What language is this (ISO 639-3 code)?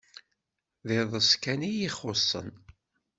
kab